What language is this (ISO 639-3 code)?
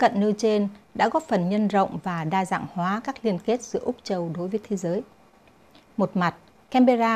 vie